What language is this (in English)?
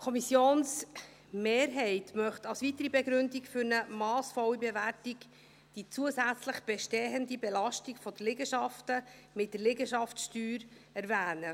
Swiss German